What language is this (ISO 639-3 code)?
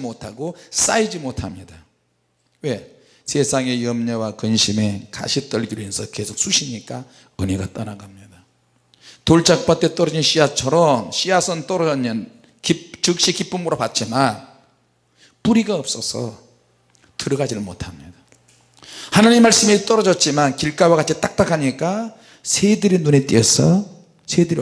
kor